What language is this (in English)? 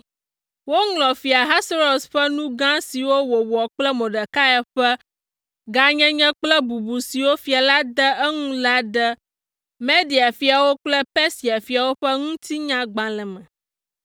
Ewe